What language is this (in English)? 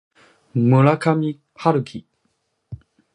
Japanese